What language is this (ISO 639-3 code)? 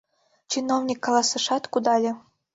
chm